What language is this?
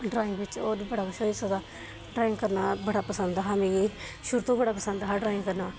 Dogri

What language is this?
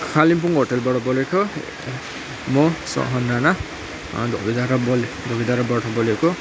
Nepali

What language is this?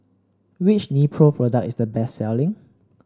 English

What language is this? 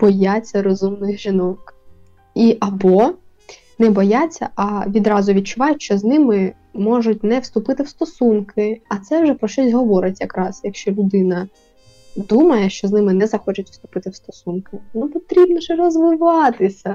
Ukrainian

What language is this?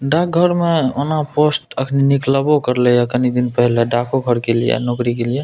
Maithili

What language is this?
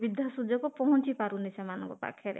Odia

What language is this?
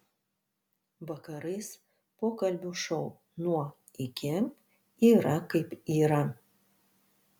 Lithuanian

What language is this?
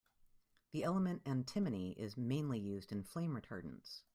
English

